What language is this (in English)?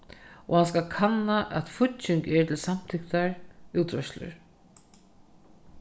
Faroese